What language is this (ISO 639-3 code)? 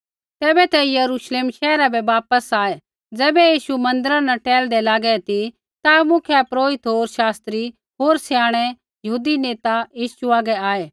kfx